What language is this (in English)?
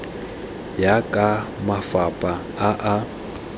Tswana